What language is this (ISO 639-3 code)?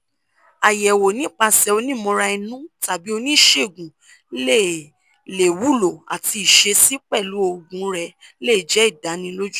yor